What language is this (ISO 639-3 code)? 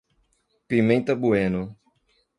por